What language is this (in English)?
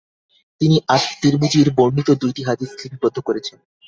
Bangla